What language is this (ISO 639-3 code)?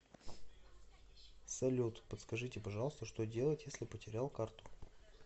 rus